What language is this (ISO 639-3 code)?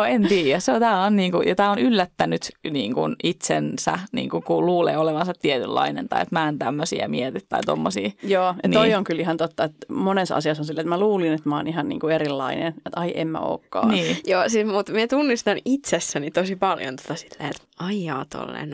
fin